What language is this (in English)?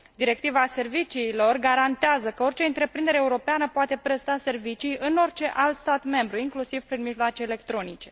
Romanian